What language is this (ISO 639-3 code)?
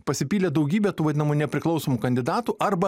lit